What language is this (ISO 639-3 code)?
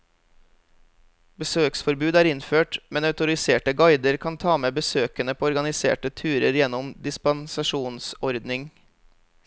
nor